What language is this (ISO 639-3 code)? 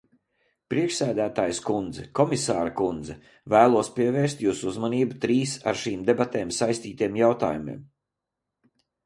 lav